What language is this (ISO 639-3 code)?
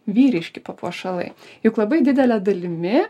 lit